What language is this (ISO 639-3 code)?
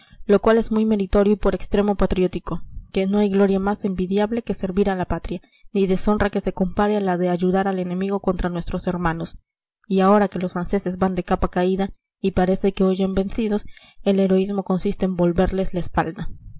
spa